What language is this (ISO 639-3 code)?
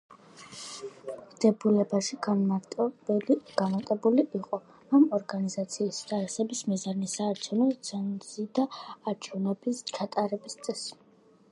kat